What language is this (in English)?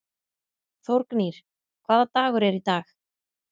Icelandic